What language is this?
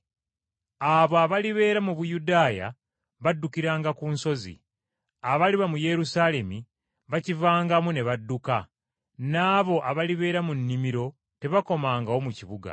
Ganda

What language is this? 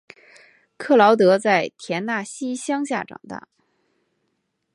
Chinese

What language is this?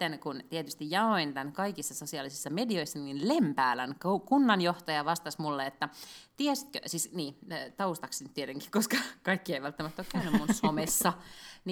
Finnish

